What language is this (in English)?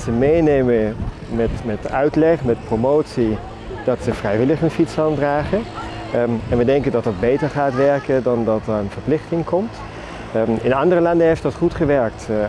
Dutch